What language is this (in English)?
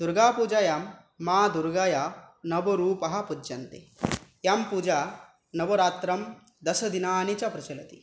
Sanskrit